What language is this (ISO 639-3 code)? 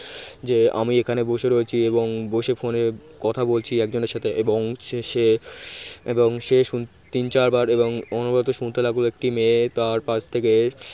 ben